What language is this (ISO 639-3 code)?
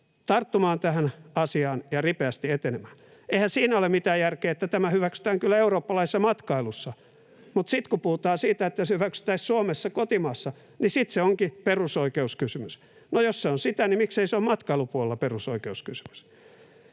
fin